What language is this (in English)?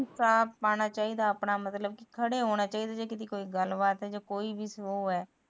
Punjabi